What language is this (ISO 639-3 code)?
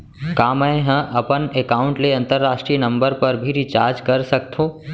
hne